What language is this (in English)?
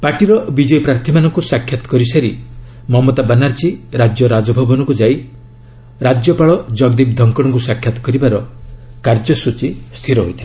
Odia